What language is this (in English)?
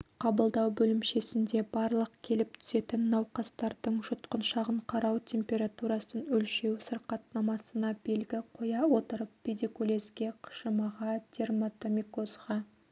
Kazakh